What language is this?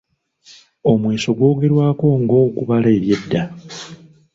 Ganda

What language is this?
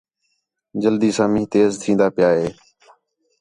Khetrani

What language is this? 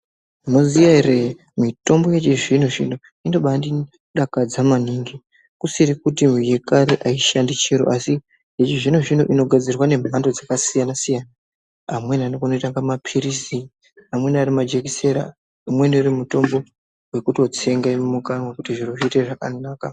Ndau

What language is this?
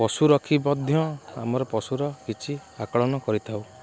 Odia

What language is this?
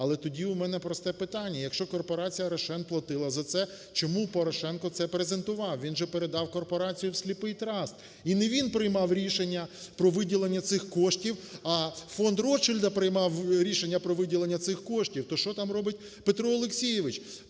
Ukrainian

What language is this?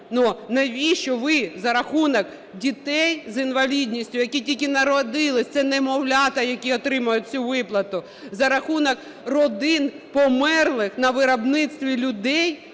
Ukrainian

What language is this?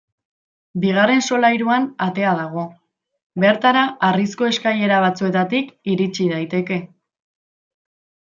Basque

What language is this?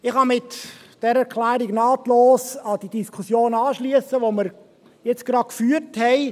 Swiss German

